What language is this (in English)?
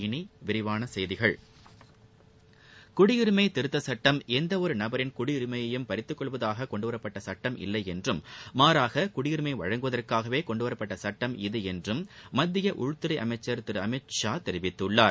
Tamil